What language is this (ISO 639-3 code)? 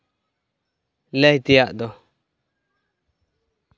sat